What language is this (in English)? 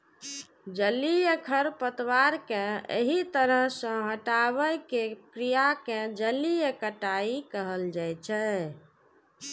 Maithili